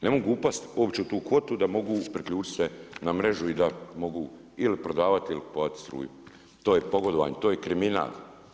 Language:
Croatian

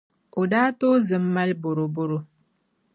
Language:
Dagbani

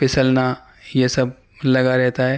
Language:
Urdu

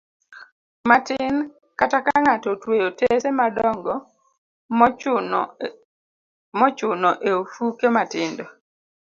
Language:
Luo (Kenya and Tanzania)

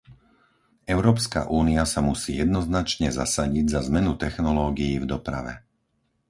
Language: Slovak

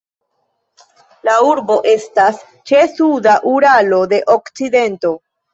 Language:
Esperanto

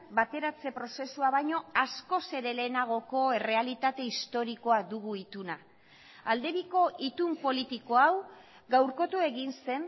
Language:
Basque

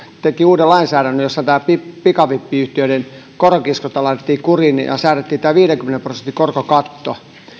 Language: Finnish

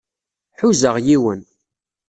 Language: Kabyle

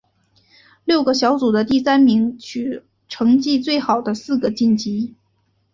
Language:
Chinese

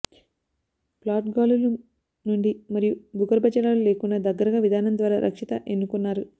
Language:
Telugu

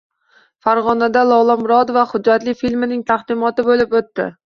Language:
Uzbek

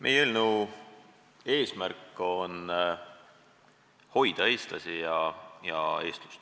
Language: Estonian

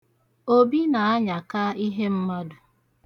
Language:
Igbo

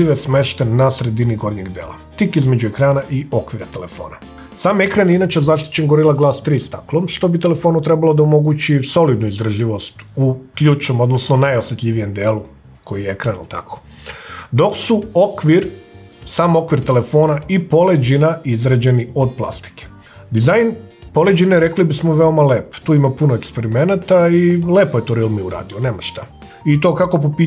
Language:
Indonesian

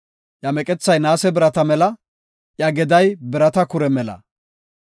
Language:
Gofa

